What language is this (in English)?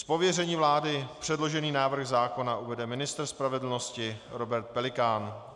Czech